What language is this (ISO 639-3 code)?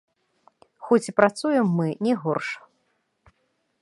bel